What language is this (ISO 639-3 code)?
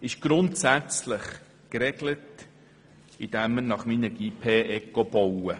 gsw